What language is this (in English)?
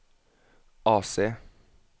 Norwegian